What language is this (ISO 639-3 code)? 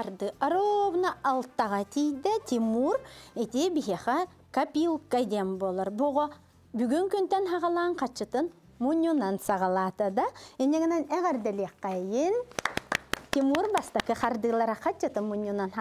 tur